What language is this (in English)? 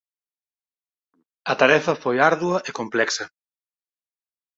Galician